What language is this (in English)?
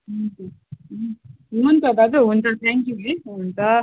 Nepali